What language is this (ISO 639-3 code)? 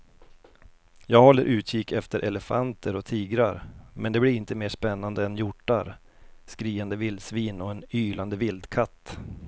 swe